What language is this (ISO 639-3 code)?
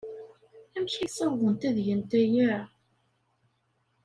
kab